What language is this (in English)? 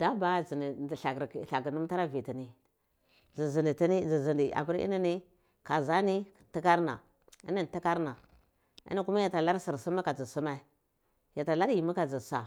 Cibak